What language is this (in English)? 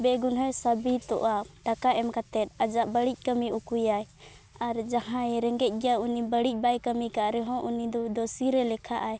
Santali